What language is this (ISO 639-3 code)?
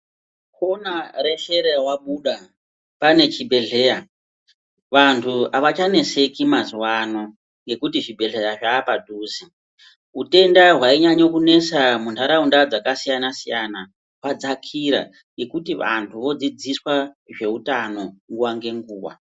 ndc